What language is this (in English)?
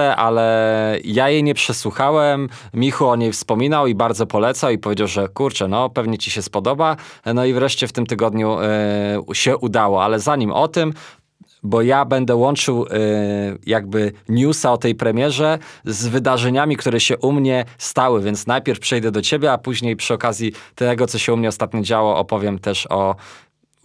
Polish